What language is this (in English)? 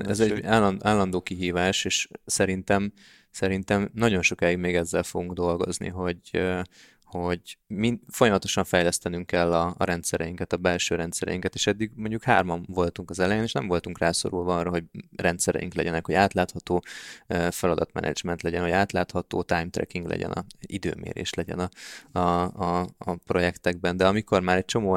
Hungarian